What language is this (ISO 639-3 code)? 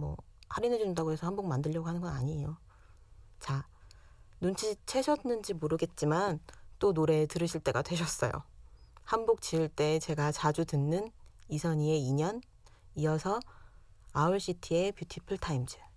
kor